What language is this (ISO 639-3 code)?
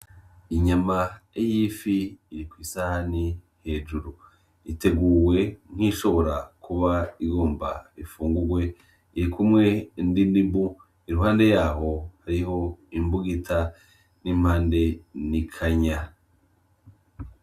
run